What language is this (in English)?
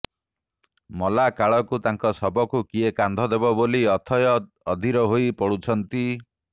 Odia